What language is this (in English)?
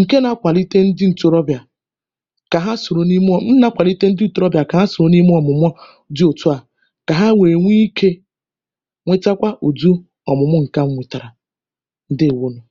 Igbo